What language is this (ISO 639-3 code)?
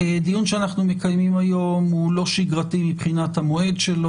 heb